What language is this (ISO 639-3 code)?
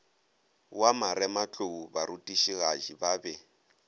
nso